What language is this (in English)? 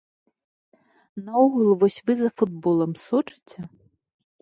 Belarusian